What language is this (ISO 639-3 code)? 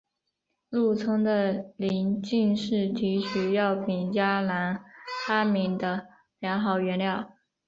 zho